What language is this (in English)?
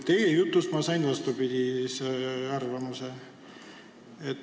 Estonian